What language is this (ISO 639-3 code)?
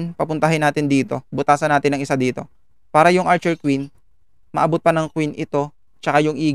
fil